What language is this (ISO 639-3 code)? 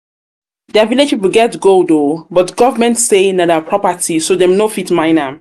pcm